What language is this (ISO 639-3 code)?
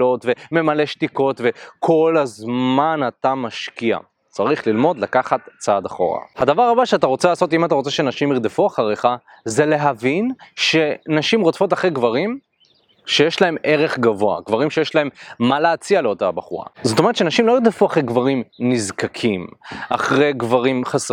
heb